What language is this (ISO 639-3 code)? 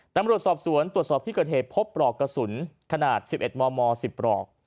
tha